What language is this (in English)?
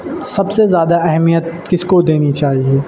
Urdu